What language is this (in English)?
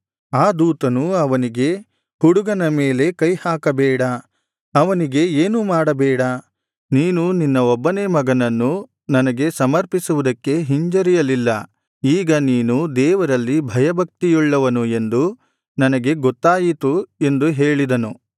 Kannada